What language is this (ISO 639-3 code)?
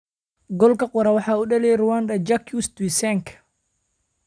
som